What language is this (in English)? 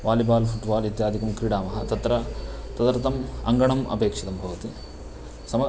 Sanskrit